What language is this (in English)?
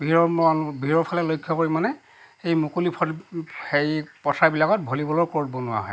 Assamese